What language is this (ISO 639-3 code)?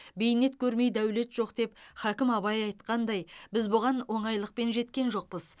kaz